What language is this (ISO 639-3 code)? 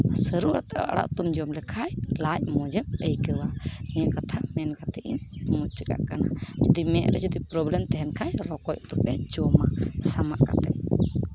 sat